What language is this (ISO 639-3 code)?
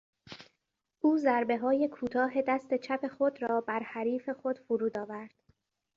fas